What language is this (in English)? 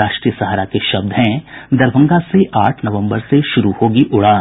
Hindi